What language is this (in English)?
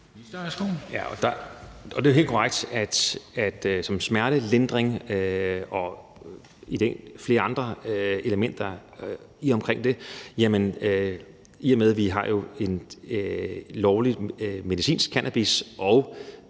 Danish